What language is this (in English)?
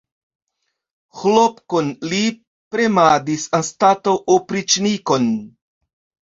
Esperanto